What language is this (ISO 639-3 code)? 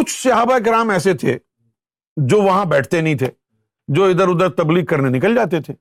urd